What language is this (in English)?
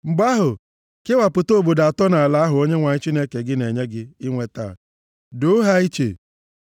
Igbo